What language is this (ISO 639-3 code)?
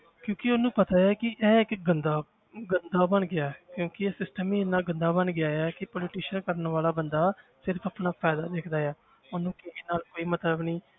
pan